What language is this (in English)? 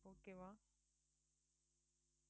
Tamil